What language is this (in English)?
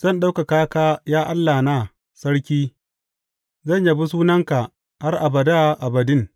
Hausa